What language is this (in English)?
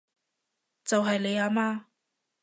Cantonese